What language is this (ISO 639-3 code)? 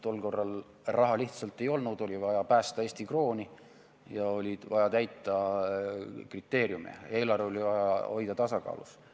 est